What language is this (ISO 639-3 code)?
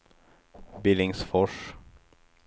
swe